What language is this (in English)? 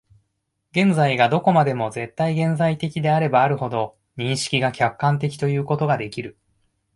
Japanese